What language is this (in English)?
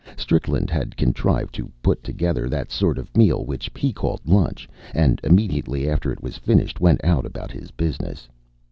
English